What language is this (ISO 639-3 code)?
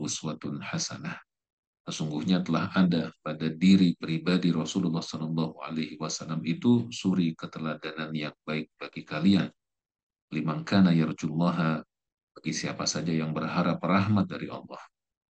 ind